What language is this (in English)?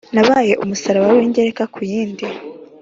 Kinyarwanda